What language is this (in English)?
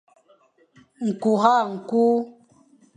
Fang